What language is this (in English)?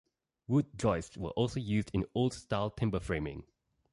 English